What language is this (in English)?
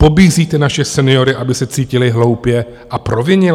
Czech